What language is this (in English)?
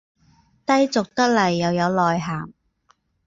Cantonese